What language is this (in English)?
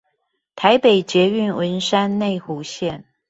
Chinese